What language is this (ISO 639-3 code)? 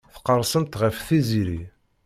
kab